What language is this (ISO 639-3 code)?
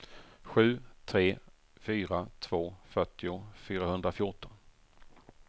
swe